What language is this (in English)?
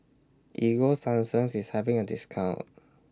English